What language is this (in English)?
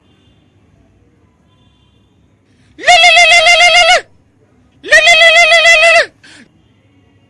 Hindi